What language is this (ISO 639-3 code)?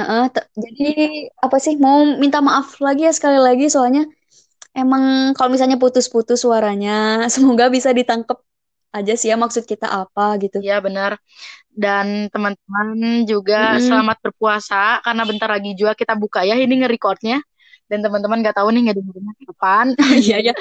ind